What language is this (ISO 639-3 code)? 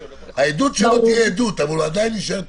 heb